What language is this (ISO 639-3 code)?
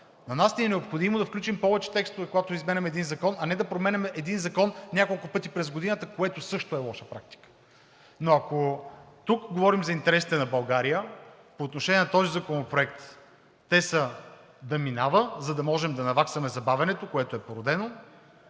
bul